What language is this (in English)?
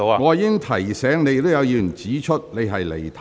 Cantonese